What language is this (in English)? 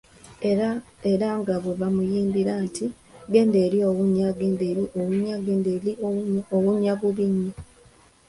Ganda